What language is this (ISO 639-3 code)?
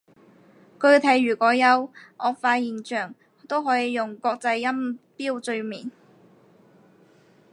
yue